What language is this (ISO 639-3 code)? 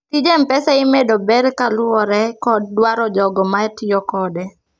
luo